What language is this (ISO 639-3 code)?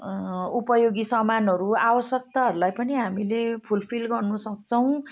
nep